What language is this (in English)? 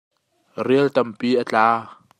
Hakha Chin